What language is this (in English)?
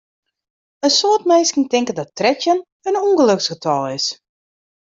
Western Frisian